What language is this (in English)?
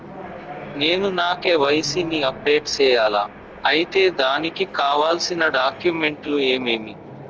Telugu